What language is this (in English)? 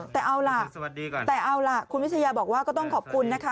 Thai